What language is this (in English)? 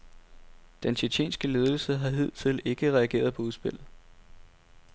Danish